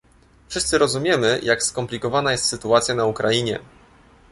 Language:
Polish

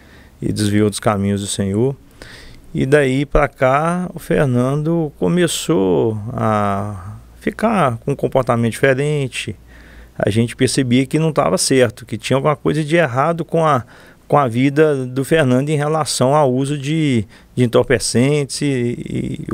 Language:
Portuguese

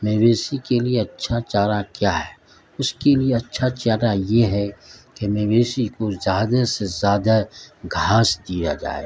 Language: Urdu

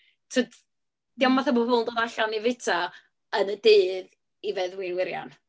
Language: Welsh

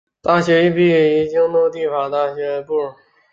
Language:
Chinese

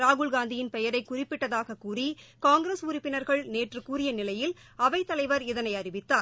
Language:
Tamil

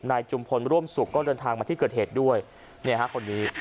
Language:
Thai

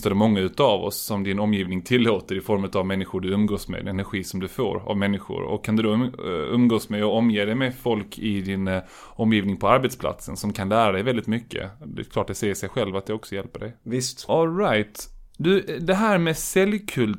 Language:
Swedish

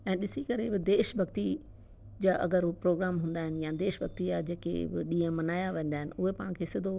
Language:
Sindhi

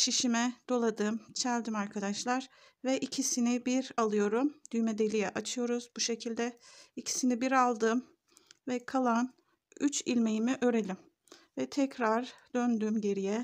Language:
Turkish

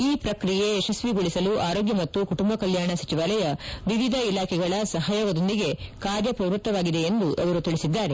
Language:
Kannada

